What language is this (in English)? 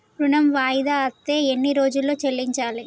Telugu